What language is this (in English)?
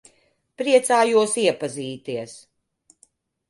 Latvian